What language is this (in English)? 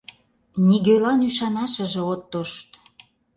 Mari